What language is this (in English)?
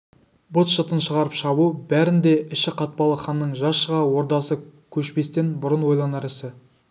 Kazakh